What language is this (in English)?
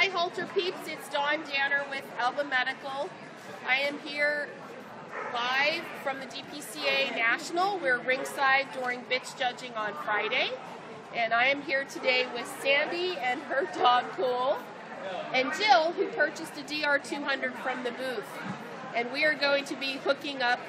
English